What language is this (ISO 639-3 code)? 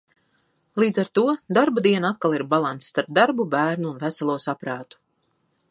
lav